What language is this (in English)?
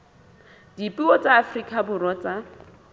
Southern Sotho